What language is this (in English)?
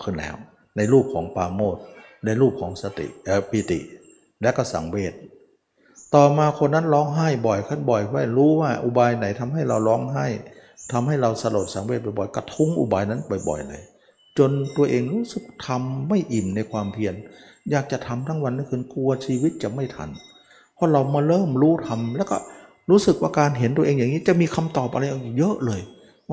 Thai